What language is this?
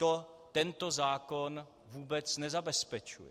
Czech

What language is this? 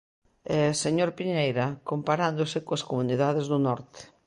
Galician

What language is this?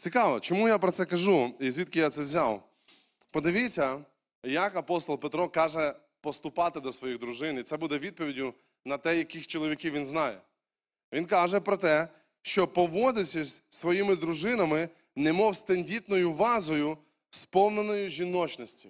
Ukrainian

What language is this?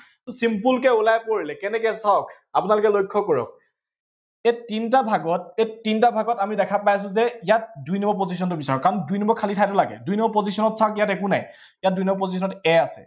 Assamese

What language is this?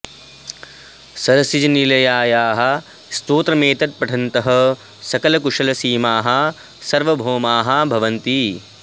Sanskrit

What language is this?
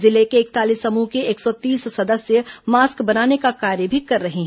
Hindi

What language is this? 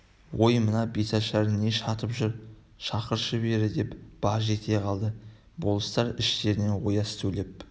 Kazakh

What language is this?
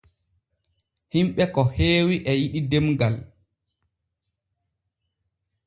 Borgu Fulfulde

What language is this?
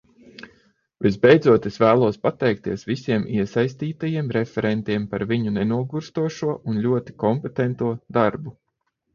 Latvian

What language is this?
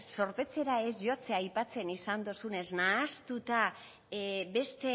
Basque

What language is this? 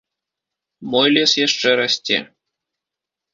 Belarusian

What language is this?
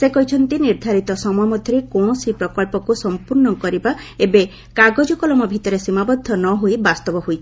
Odia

